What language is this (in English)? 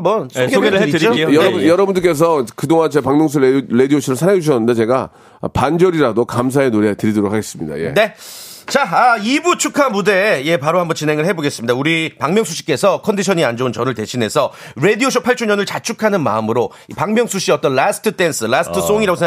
Korean